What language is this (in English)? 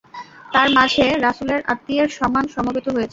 Bangla